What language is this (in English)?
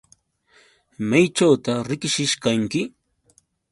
Yauyos Quechua